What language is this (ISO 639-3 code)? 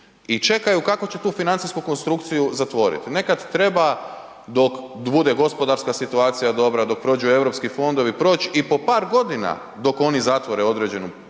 hrv